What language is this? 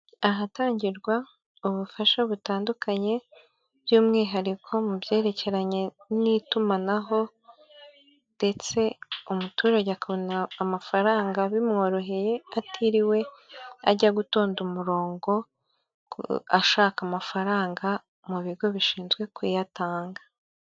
Kinyarwanda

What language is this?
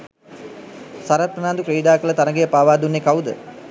Sinhala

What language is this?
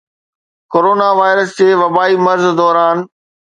Sindhi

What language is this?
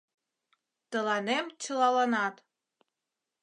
Mari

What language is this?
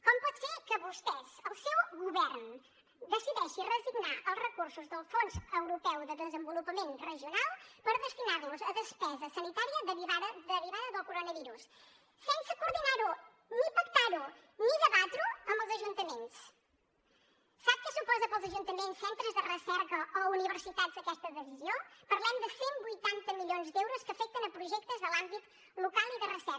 Catalan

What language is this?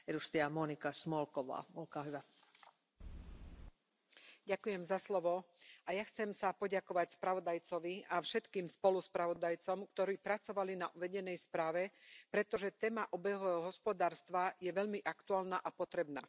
Slovak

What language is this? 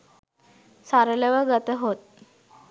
Sinhala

